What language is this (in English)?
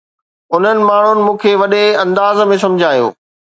Sindhi